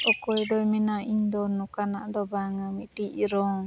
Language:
Santali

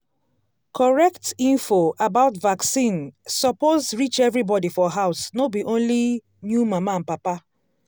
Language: Nigerian Pidgin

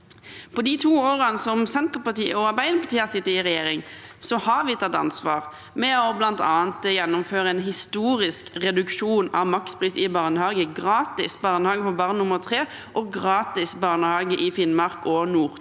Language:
Norwegian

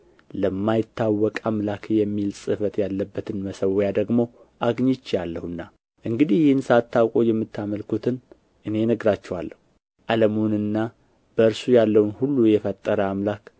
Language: Amharic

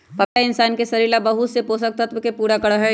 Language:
Magahi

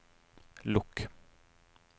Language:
Norwegian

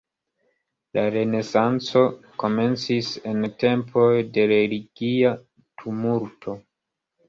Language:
Esperanto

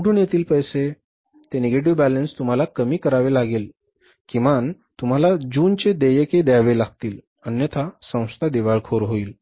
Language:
Marathi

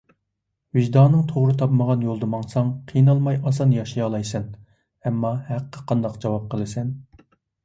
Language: Uyghur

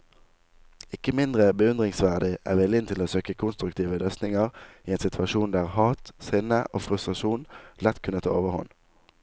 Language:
Norwegian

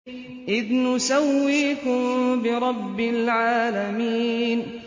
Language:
Arabic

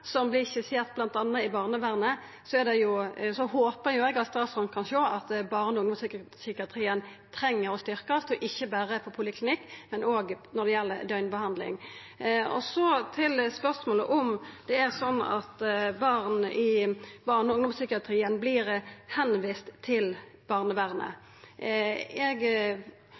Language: Norwegian Nynorsk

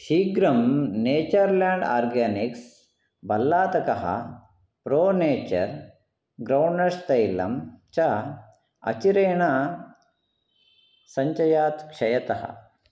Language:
Sanskrit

